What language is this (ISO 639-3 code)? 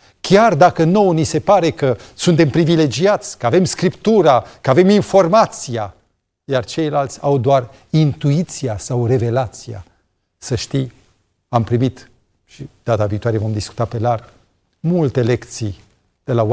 ron